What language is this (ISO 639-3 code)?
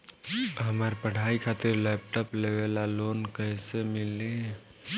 bho